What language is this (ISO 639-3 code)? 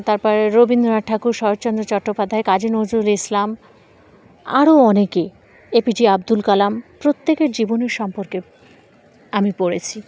ben